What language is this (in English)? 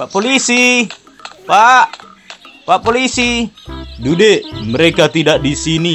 Indonesian